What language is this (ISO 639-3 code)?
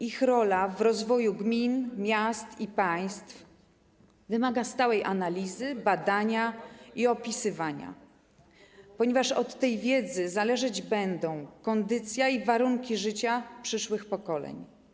pol